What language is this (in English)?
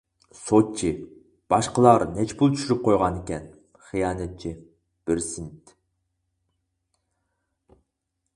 Uyghur